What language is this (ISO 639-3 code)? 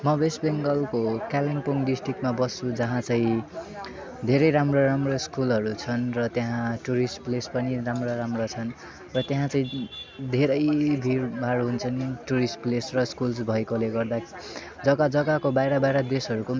nep